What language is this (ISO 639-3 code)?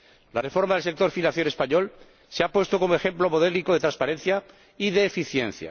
spa